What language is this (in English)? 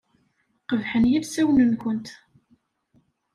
Kabyle